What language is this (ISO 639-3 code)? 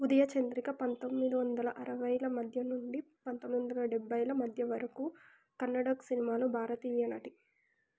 tel